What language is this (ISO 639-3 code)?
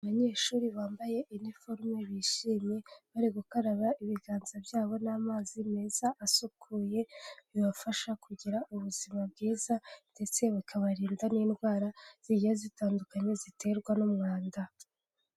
kin